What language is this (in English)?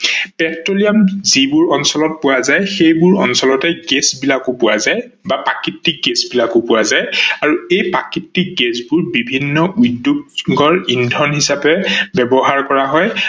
Assamese